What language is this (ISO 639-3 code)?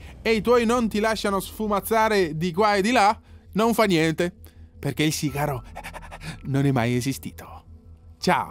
ita